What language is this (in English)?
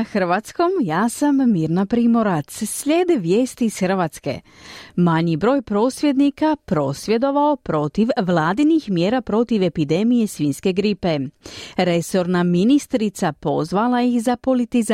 Croatian